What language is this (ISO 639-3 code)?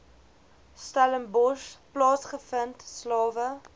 afr